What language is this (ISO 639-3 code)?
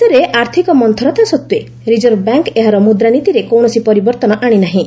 ori